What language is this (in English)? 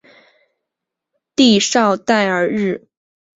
Chinese